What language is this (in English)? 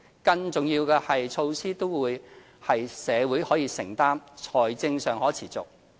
Cantonese